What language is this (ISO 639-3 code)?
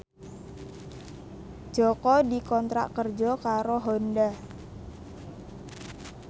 jav